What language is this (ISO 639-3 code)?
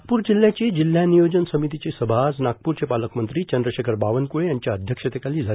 mar